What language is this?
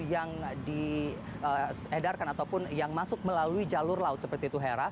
Indonesian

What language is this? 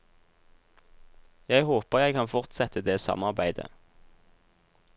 Norwegian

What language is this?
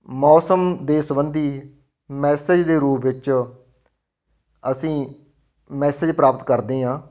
Punjabi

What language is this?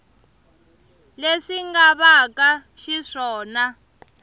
Tsonga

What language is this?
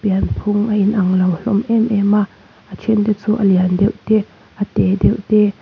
Mizo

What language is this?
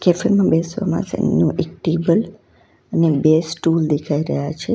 Gujarati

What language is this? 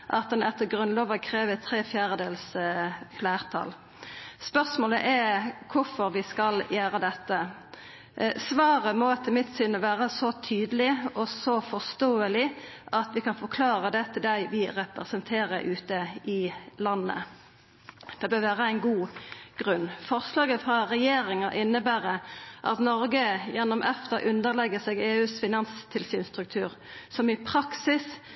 Norwegian Nynorsk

